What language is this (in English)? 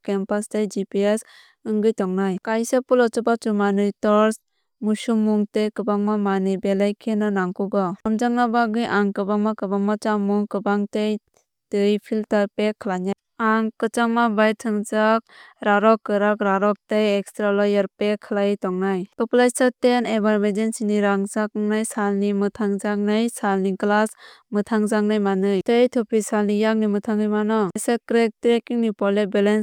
Kok Borok